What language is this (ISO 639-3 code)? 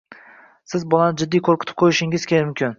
uzb